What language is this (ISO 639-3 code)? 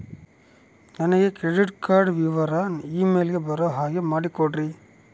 kan